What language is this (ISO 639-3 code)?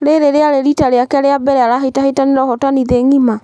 kik